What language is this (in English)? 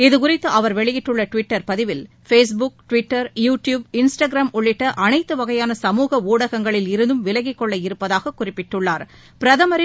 Tamil